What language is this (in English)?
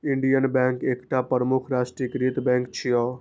Maithili